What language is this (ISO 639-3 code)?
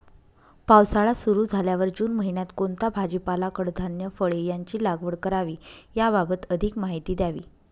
mar